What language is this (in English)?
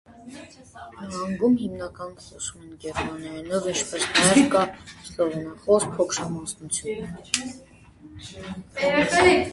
Armenian